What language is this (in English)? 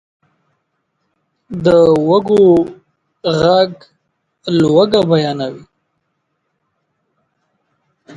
Pashto